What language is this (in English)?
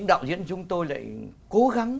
Vietnamese